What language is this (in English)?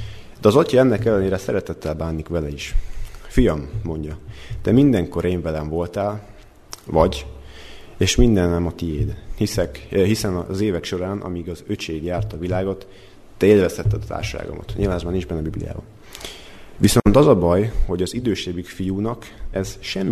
Hungarian